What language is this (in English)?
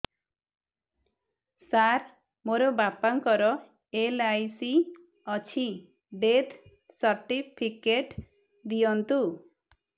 Odia